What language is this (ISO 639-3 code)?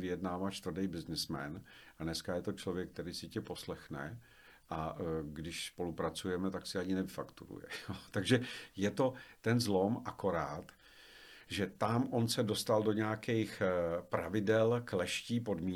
ces